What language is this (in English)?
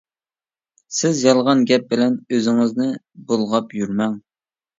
Uyghur